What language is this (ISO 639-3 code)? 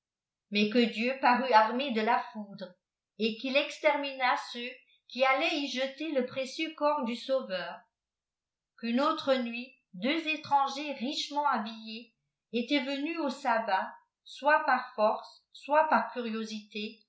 fra